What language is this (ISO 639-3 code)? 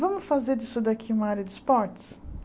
por